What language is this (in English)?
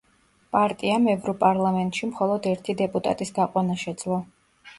Georgian